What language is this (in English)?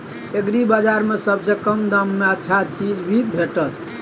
Maithili